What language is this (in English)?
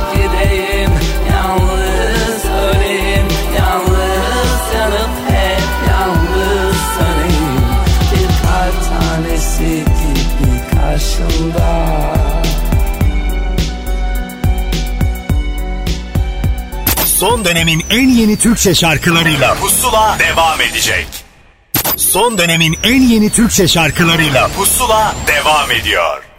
Turkish